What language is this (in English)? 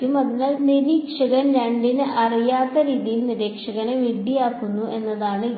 Malayalam